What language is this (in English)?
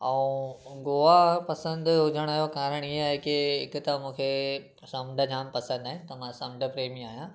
Sindhi